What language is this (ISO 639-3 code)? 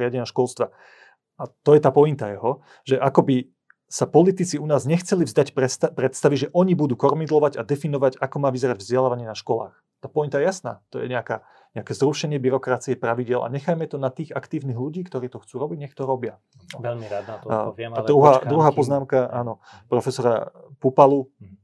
slk